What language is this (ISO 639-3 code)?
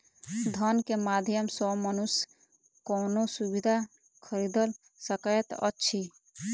mai